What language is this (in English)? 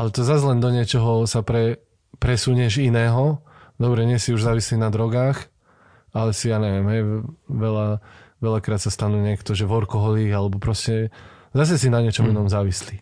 Slovak